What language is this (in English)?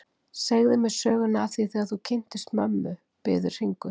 Icelandic